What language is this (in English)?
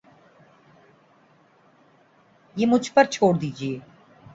Urdu